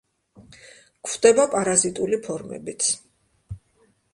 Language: Georgian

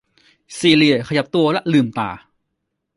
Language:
Thai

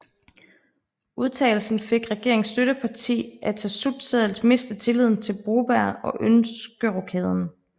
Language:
Danish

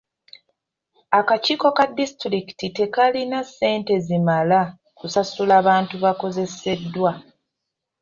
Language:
Ganda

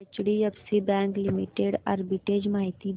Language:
Marathi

